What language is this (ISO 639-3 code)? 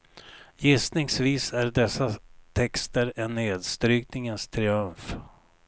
swe